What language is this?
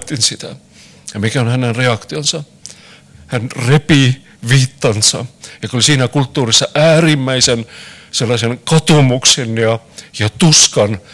Finnish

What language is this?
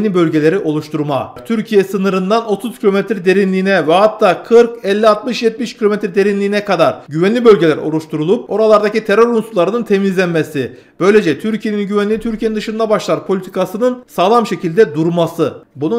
Turkish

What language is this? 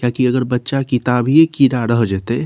Maithili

